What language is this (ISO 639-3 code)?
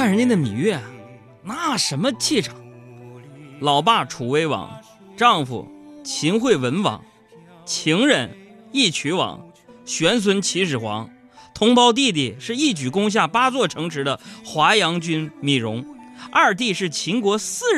zho